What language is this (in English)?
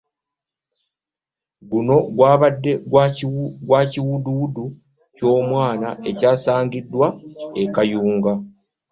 Ganda